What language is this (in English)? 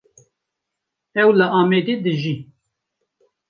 Kurdish